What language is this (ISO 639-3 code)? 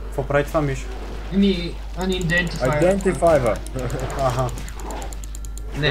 bul